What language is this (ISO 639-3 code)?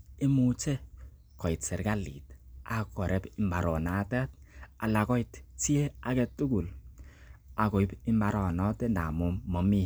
kln